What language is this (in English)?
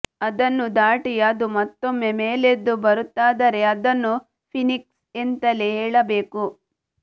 Kannada